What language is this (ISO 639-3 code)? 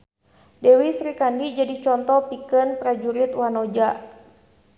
sun